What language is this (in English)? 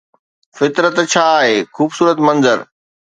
Sindhi